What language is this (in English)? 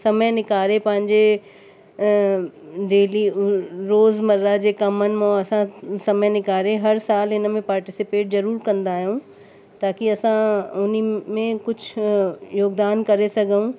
Sindhi